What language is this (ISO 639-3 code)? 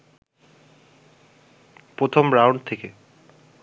ben